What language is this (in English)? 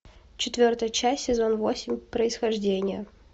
Russian